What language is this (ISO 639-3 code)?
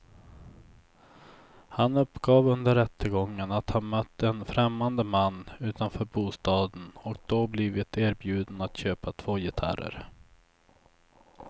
swe